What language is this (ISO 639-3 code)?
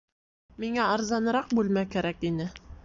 bak